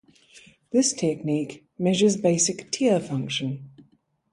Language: English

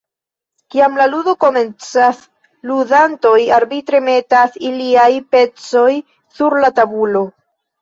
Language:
Esperanto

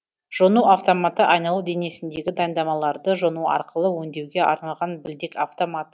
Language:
Kazakh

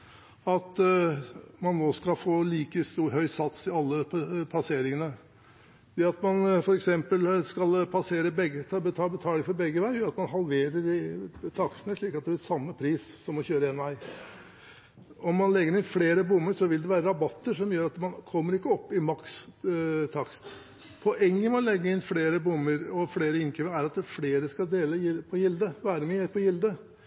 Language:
Norwegian Bokmål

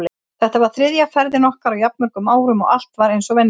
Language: Icelandic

